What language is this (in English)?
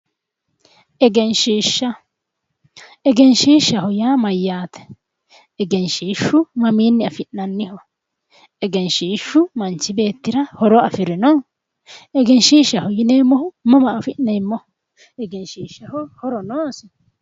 Sidamo